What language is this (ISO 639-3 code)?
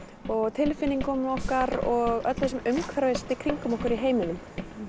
isl